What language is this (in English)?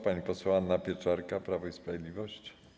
Polish